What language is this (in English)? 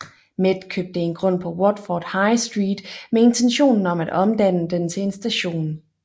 Danish